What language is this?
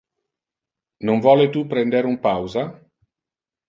Interlingua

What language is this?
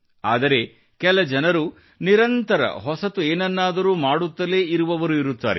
Kannada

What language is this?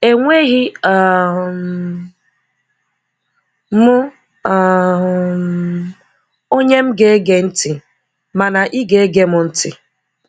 Igbo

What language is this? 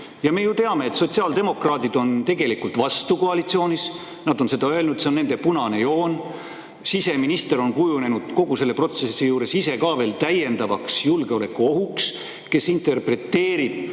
Estonian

